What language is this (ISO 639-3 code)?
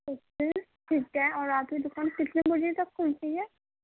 urd